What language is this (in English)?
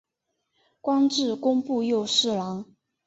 Chinese